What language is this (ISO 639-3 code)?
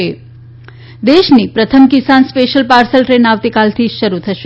guj